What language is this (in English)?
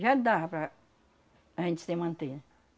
Portuguese